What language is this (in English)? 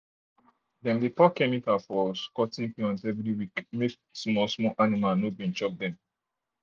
Nigerian Pidgin